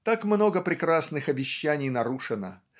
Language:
Russian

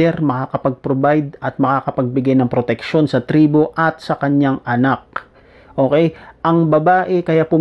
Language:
Filipino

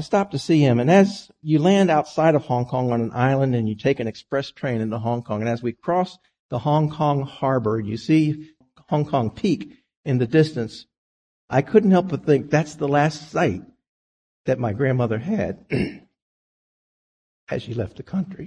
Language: English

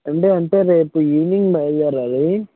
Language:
Telugu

